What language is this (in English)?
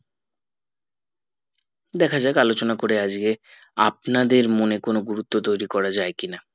Bangla